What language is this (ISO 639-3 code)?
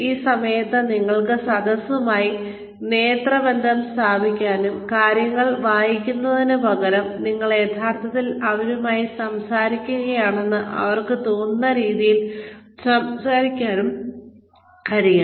mal